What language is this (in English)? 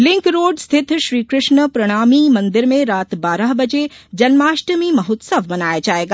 Hindi